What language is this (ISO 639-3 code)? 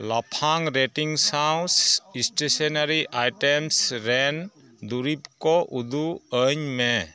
sat